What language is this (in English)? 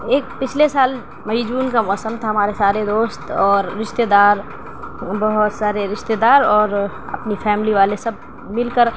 Urdu